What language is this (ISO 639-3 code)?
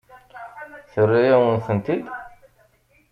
kab